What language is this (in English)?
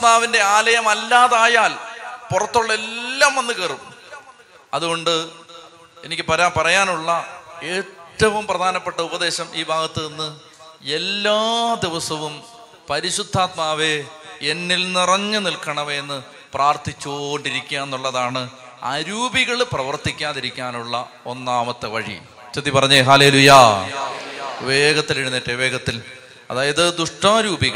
Malayalam